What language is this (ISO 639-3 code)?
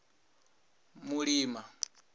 ven